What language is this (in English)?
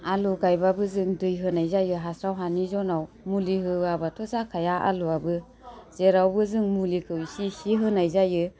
Bodo